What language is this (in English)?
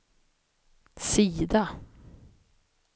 Swedish